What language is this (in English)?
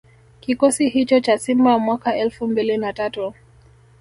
Swahili